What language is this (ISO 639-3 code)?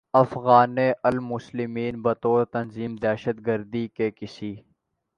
urd